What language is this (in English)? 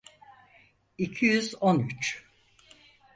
Turkish